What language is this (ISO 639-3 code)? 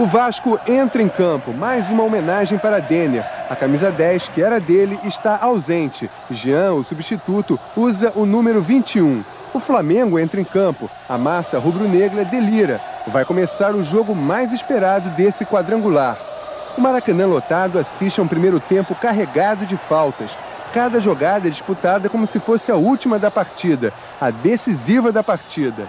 por